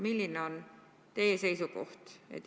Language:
Estonian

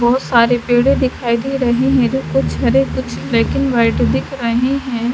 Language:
Hindi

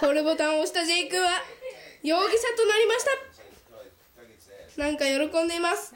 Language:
Japanese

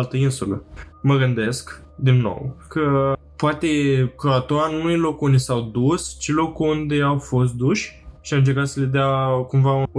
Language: Romanian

